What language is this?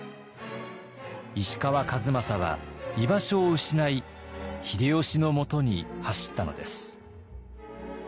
Japanese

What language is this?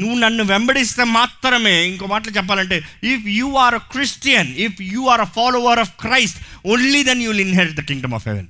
Telugu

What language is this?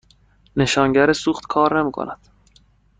Persian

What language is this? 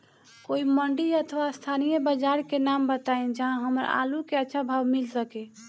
Bhojpuri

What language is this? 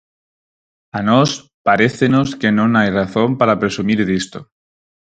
Galician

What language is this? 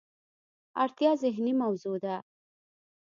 Pashto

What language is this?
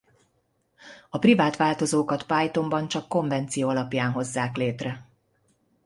Hungarian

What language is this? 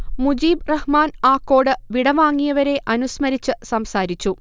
Malayalam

